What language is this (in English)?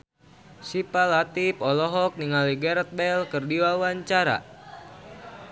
Sundanese